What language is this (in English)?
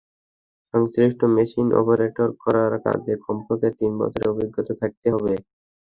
Bangla